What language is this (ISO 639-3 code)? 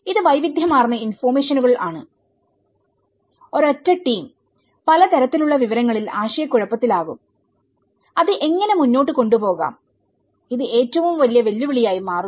mal